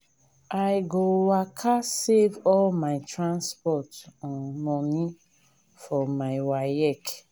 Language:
Nigerian Pidgin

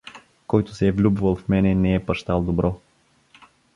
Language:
Bulgarian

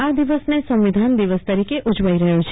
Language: Gujarati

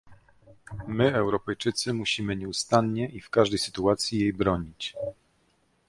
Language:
Polish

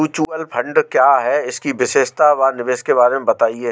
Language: Hindi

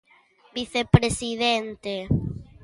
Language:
Galician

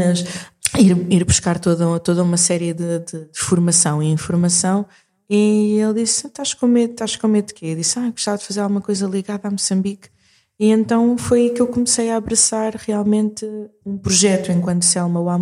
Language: Portuguese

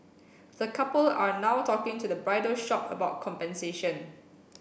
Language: English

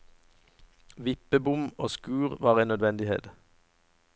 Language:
Norwegian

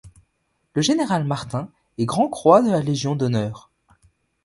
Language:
French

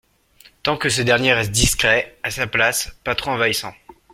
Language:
French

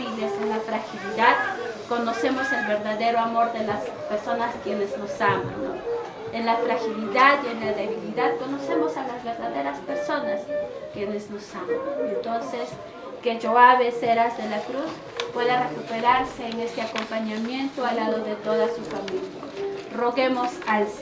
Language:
Spanish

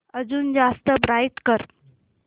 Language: Marathi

